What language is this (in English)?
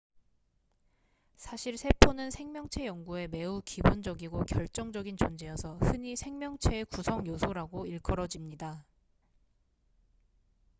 Korean